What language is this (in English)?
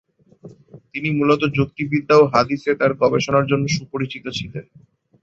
Bangla